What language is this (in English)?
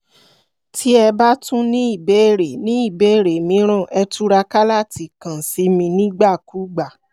Yoruba